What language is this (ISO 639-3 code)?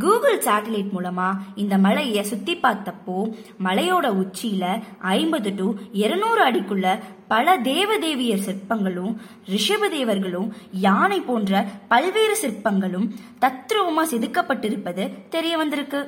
tam